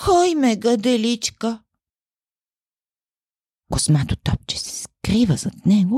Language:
Bulgarian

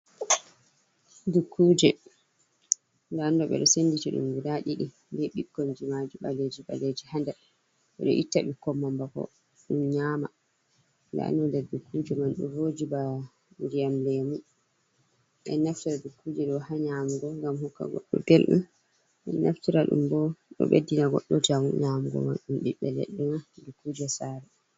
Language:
Fula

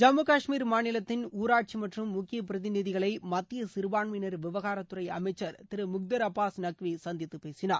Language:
Tamil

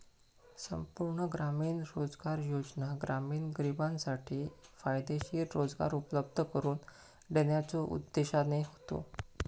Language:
Marathi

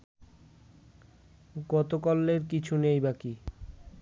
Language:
Bangla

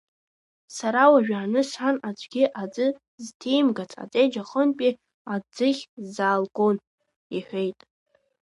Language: Abkhazian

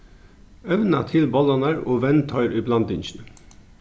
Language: Faroese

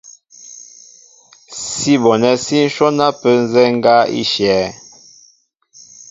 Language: Mbo (Cameroon)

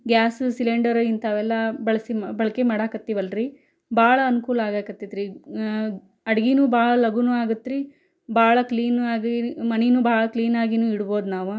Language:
Kannada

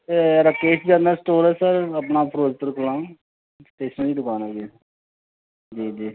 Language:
Punjabi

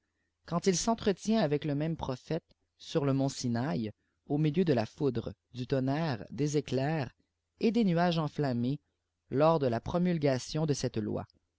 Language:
French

